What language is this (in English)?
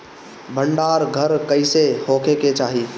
Bhojpuri